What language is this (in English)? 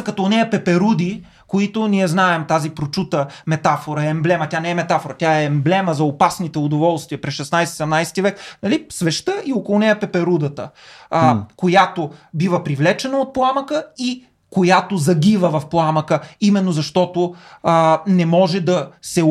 Bulgarian